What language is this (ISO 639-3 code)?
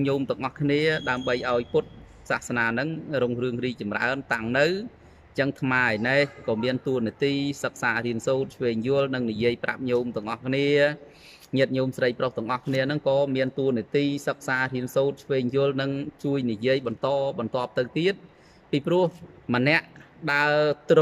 vie